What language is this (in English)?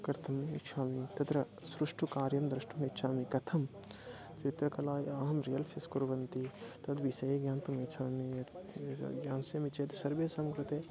Sanskrit